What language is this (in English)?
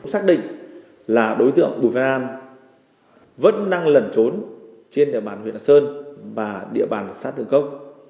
Vietnamese